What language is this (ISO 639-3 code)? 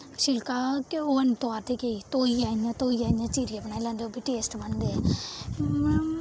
doi